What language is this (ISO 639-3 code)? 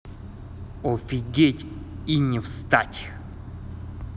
rus